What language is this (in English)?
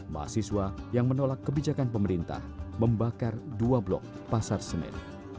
Indonesian